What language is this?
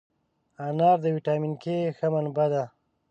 Pashto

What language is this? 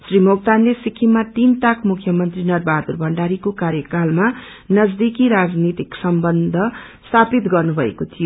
Nepali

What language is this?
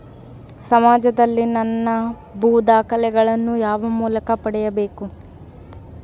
Kannada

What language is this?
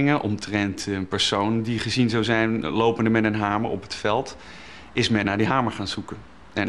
Dutch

